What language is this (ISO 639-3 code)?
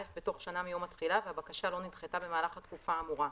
heb